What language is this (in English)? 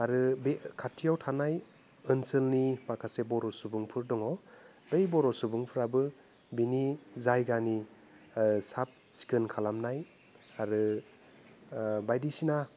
Bodo